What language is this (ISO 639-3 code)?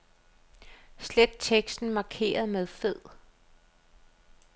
dan